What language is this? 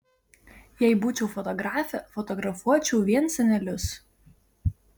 Lithuanian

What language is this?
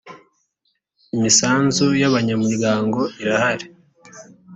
Kinyarwanda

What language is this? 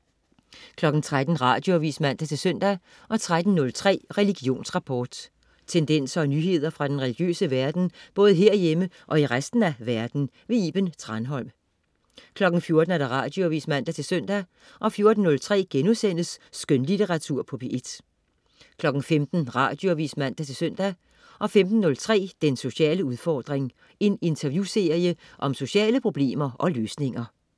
Danish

